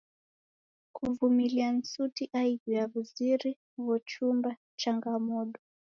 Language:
Taita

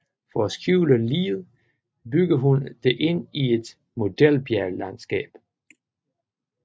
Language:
Danish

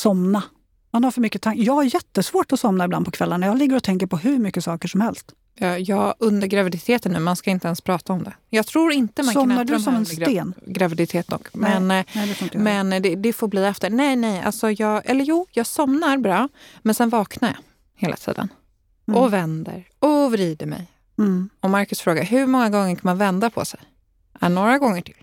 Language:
Swedish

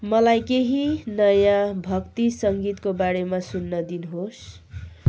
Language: Nepali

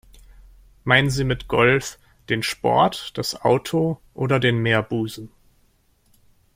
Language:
German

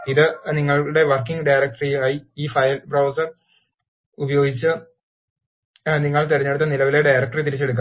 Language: Malayalam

